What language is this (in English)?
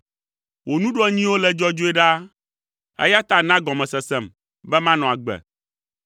Ewe